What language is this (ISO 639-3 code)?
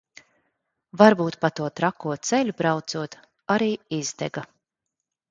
lav